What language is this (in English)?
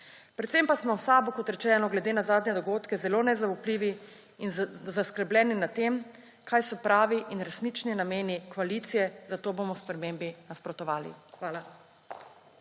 Slovenian